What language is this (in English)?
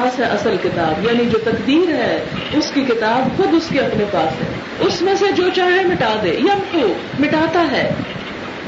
Urdu